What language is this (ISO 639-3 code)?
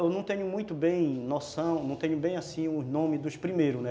por